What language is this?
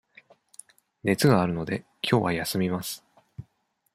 Japanese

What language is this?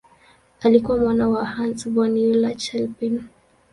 Swahili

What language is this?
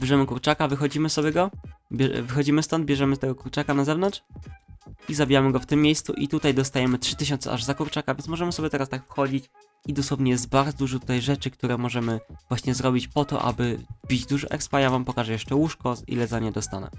Polish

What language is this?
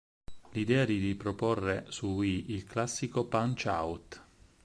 Italian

